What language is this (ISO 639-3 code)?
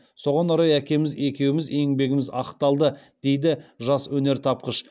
kaz